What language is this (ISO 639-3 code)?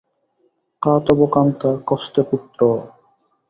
ben